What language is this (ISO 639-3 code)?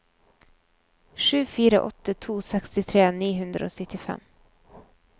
nor